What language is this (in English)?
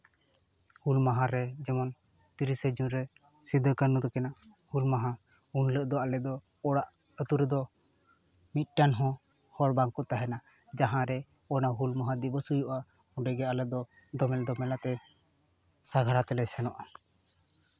Santali